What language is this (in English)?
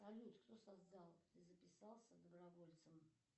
Russian